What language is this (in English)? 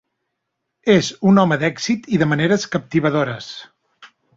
Catalan